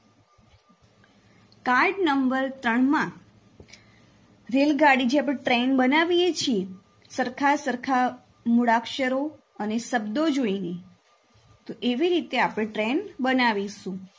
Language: Gujarati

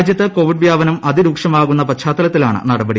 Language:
Malayalam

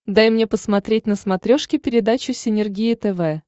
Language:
Russian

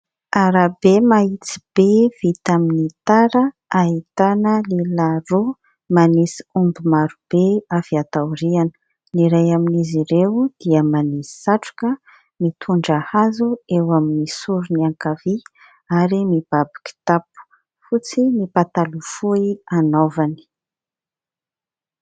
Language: Malagasy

